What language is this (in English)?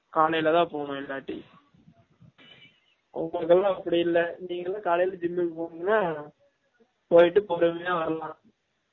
Tamil